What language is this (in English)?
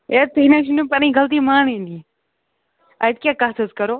Kashmiri